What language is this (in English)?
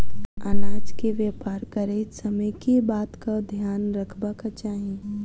Maithili